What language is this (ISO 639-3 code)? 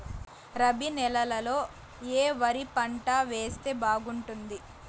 tel